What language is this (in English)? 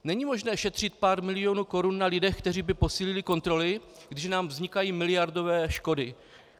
Czech